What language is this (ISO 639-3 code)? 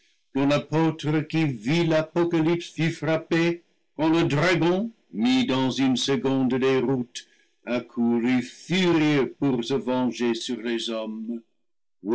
fra